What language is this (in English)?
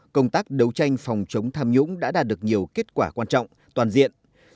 Vietnamese